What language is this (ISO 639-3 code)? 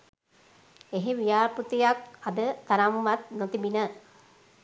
sin